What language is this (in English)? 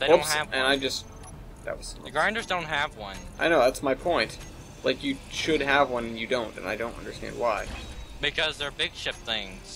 English